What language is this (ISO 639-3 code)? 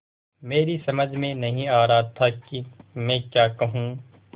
hin